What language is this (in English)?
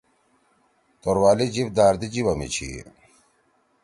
Torwali